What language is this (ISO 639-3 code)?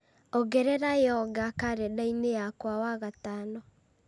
kik